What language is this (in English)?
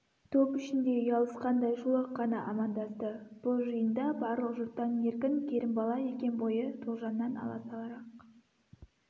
Kazakh